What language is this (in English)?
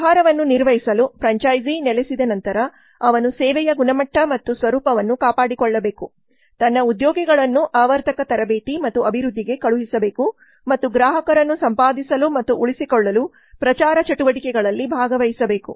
Kannada